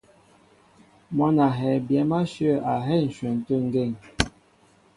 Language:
Mbo (Cameroon)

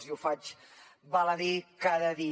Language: Catalan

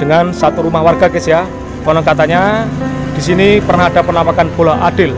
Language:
Indonesian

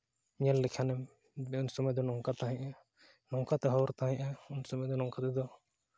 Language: Santali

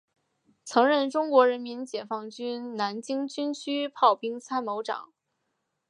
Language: Chinese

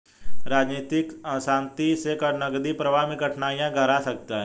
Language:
Hindi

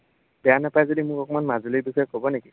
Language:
Assamese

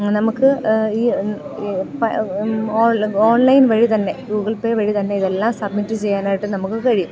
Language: Malayalam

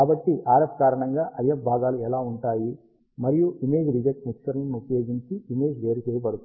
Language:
Telugu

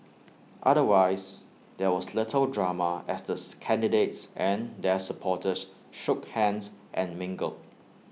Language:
English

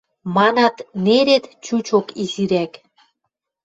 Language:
Western Mari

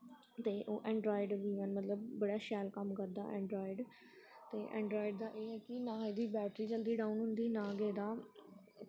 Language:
Dogri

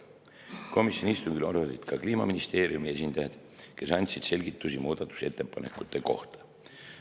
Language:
Estonian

